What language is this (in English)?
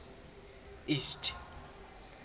Southern Sotho